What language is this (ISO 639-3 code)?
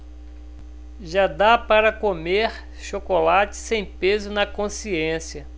por